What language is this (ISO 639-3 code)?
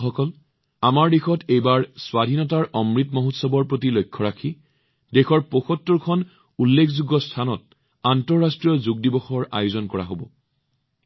asm